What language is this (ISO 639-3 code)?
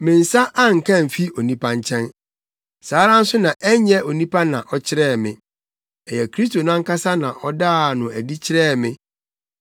aka